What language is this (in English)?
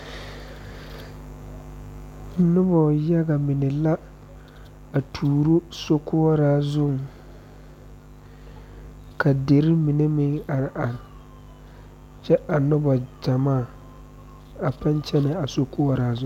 Southern Dagaare